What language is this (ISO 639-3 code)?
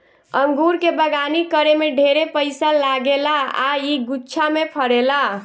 bho